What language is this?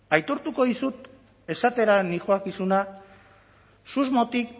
Basque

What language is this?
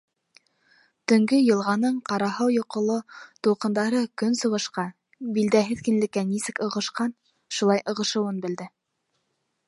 Bashkir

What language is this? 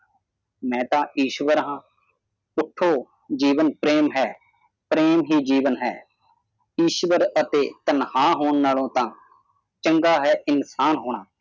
Punjabi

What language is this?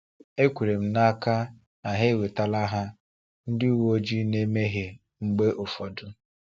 Igbo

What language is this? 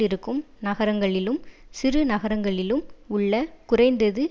Tamil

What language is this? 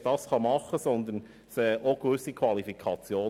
Swiss German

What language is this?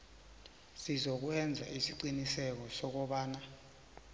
South Ndebele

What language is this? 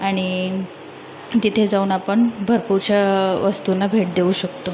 Marathi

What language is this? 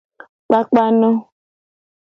Gen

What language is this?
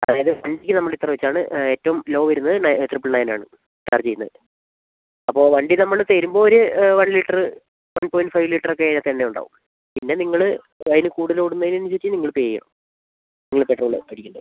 Malayalam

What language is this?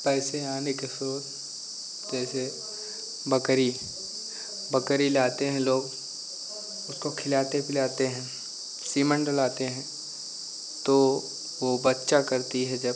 Hindi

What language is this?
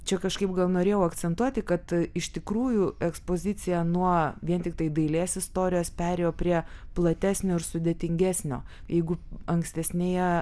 Lithuanian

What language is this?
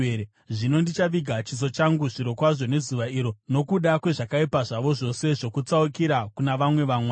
Shona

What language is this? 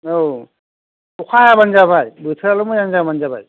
Bodo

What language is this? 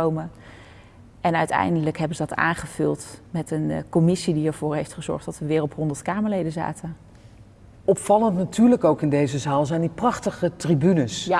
Dutch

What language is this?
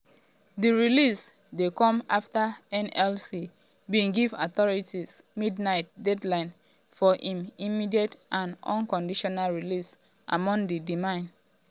Nigerian Pidgin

